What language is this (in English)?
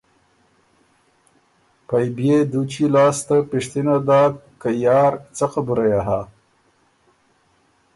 Ormuri